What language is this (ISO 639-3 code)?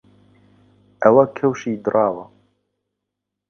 ckb